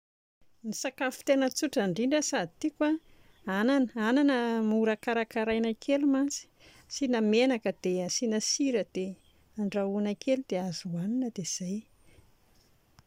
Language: Malagasy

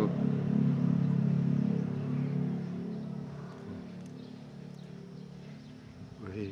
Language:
Indonesian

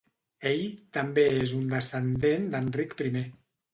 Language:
Catalan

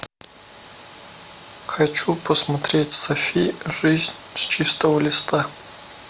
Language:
Russian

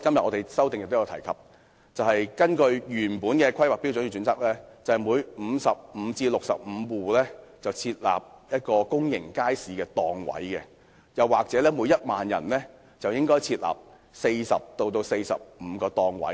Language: Cantonese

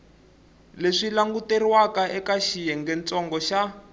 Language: Tsonga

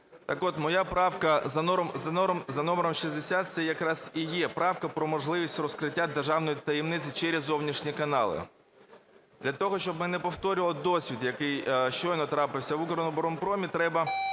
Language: Ukrainian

